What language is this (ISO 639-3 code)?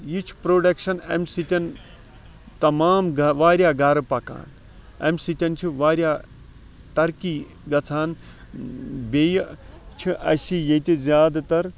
kas